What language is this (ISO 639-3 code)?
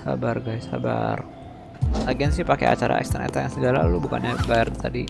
ind